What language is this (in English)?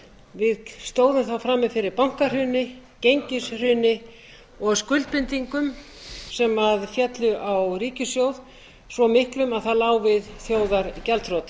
Icelandic